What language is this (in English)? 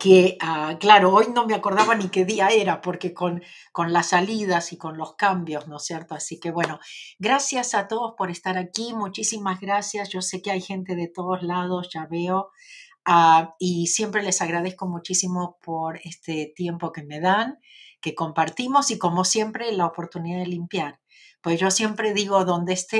Spanish